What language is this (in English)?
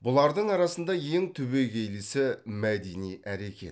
Kazakh